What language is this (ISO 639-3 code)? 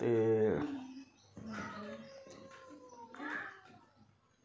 doi